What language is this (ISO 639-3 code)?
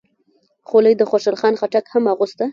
pus